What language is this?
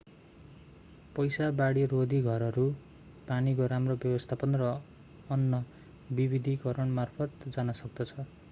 Nepali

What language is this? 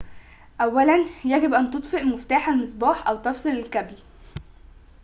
Arabic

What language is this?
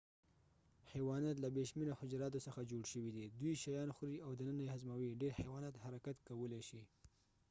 Pashto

